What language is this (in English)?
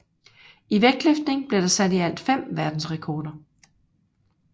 Danish